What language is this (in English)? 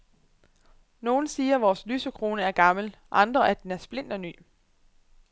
Danish